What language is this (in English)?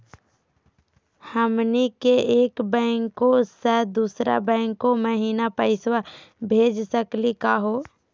Magahi